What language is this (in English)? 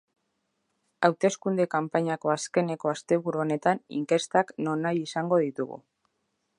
Basque